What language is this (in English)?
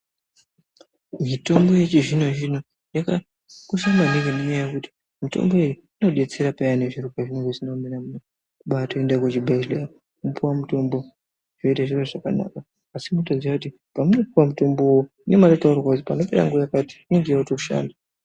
Ndau